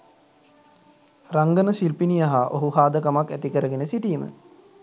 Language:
Sinhala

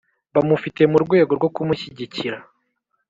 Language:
Kinyarwanda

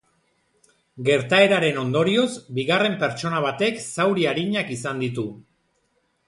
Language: Basque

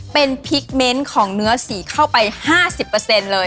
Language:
Thai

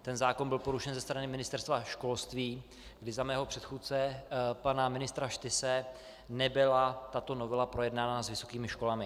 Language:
Czech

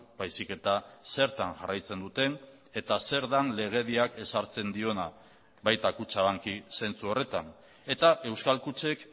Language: Basque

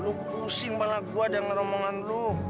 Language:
Indonesian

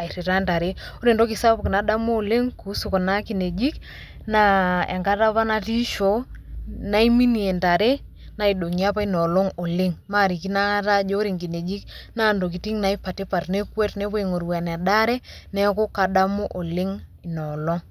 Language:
Masai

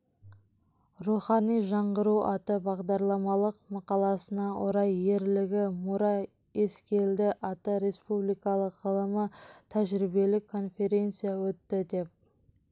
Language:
Kazakh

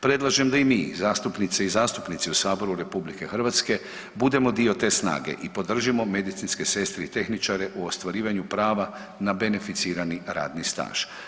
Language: Croatian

